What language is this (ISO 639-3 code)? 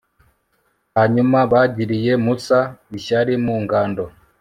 kin